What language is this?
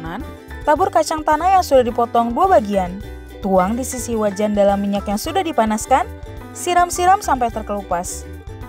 Indonesian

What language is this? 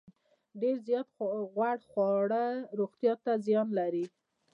Pashto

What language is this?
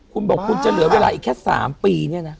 Thai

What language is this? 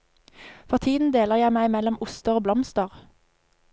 Norwegian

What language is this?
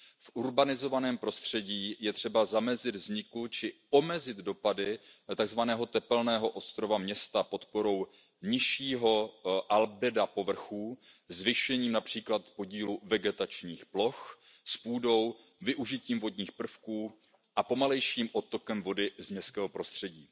Czech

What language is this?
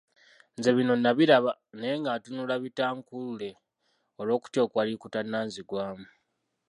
Ganda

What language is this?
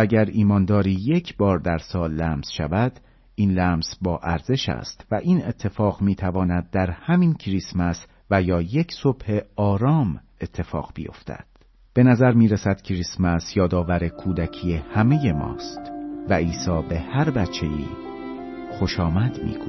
Persian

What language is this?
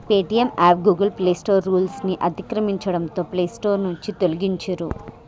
Telugu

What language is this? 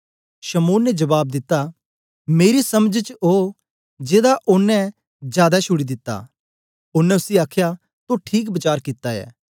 Dogri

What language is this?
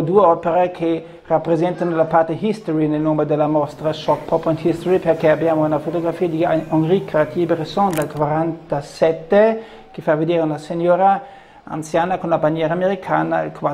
Italian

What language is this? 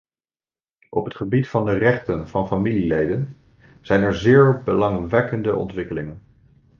Dutch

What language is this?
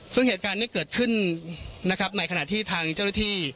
Thai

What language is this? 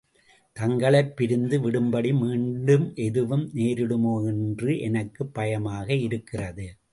Tamil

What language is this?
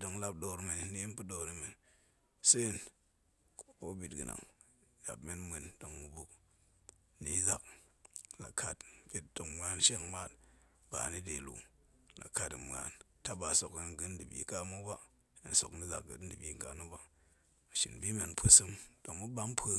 Goemai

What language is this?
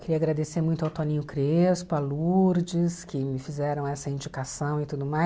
Portuguese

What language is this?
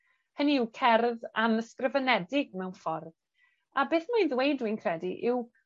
Welsh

